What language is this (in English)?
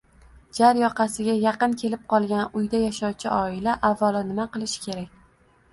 Uzbek